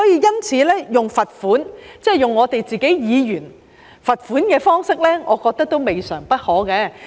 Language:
Cantonese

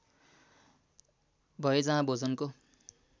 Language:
Nepali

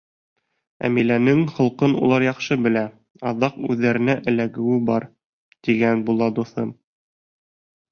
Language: Bashkir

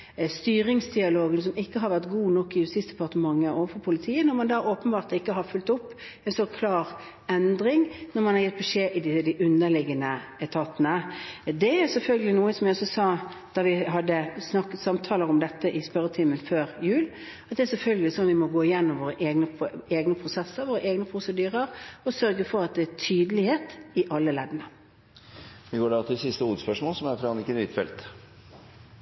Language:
Norwegian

